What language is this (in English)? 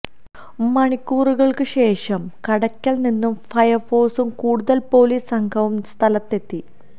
Malayalam